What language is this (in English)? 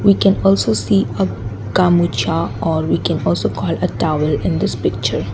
English